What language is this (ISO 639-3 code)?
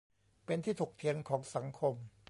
tha